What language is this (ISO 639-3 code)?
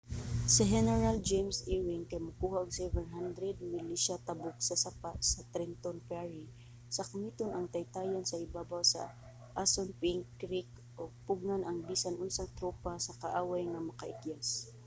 ceb